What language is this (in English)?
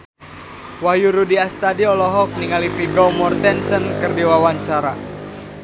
Sundanese